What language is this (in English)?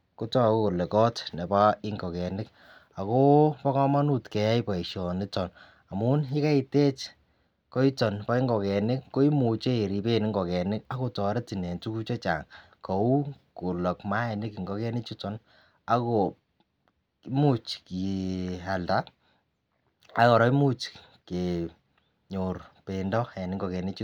Kalenjin